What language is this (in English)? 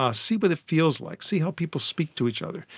English